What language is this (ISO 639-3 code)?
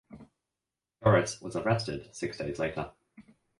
eng